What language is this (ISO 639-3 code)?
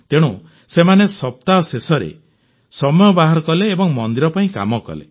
ori